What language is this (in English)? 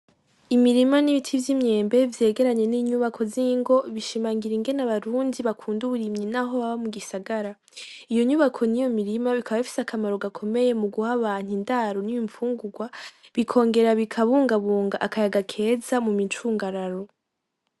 Rundi